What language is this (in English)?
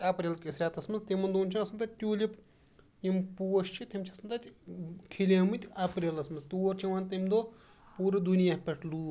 Kashmiri